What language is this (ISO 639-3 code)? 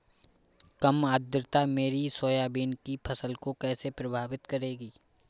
hin